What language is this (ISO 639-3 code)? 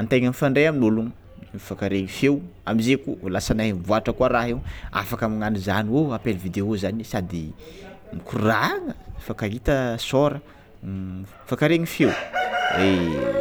xmw